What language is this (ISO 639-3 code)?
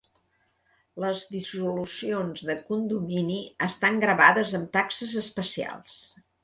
cat